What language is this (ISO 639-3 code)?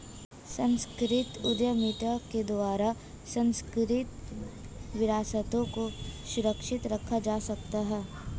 hin